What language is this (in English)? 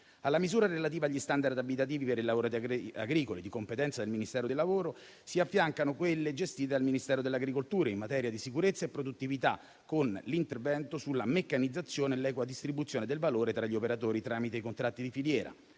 Italian